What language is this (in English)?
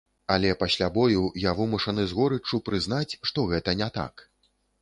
Belarusian